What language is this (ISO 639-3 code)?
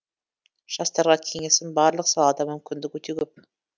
kaz